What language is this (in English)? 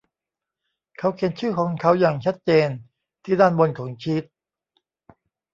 Thai